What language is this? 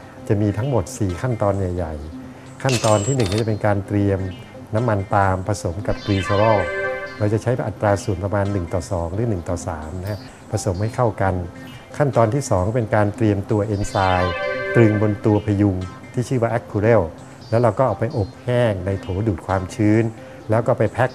Thai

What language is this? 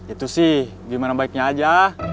Indonesian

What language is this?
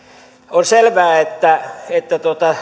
Finnish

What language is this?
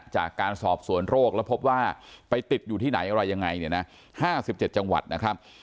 Thai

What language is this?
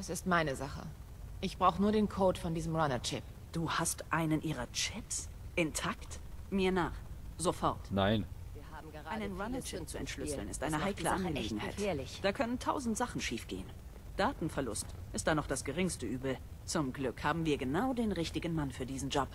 German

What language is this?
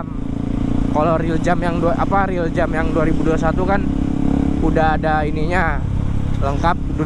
Indonesian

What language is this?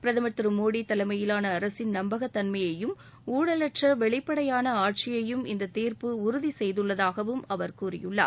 Tamil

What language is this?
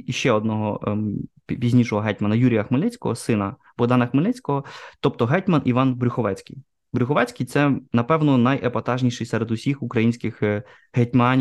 Ukrainian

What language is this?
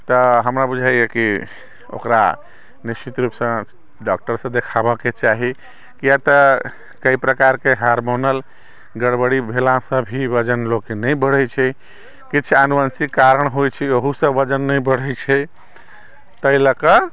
Maithili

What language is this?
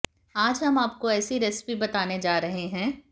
Hindi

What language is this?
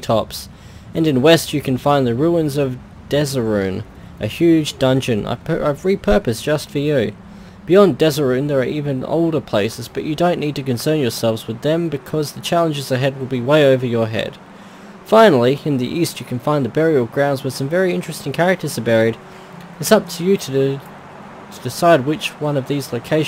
English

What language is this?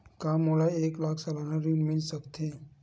Chhattisgarhi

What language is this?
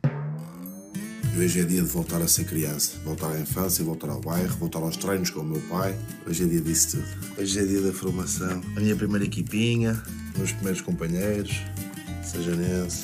Portuguese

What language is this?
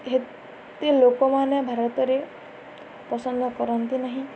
Odia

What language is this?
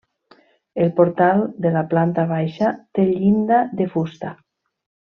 Catalan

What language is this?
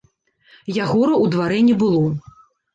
Belarusian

